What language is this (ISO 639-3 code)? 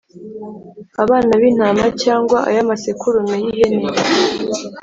kin